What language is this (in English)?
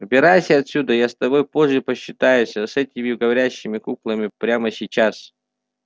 Russian